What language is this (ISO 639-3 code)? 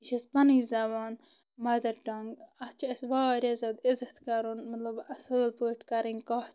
kas